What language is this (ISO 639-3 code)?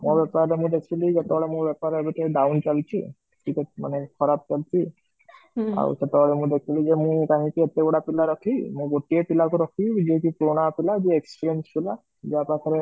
ori